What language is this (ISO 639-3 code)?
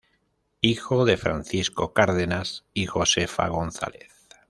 spa